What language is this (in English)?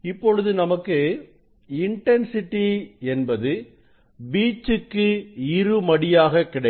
Tamil